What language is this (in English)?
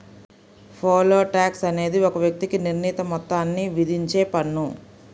Telugu